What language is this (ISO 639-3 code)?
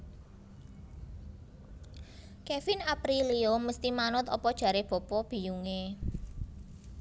jav